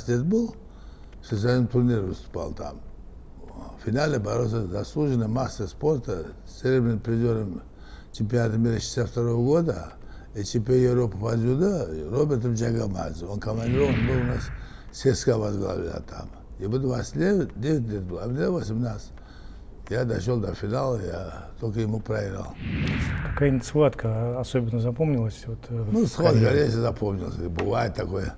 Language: Russian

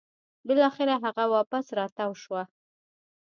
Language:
Pashto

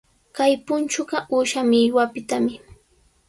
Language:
Sihuas Ancash Quechua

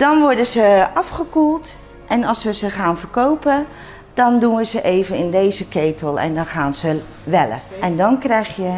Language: Dutch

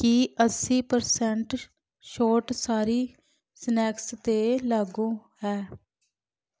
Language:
Punjabi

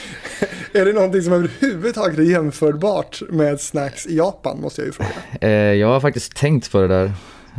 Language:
Swedish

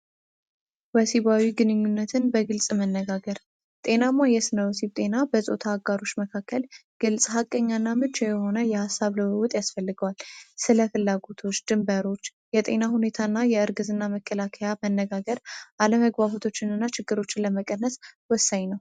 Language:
Amharic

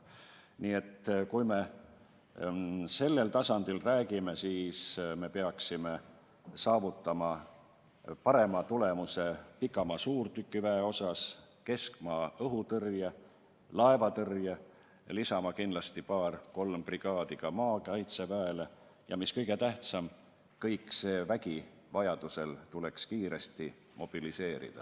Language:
Estonian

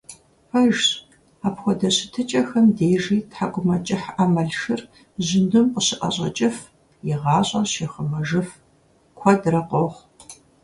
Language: Kabardian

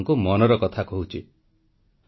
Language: Odia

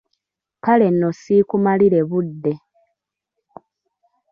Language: Ganda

